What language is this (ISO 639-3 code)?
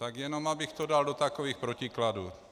ces